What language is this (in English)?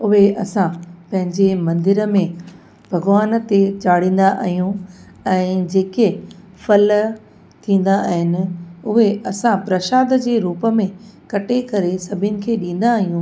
Sindhi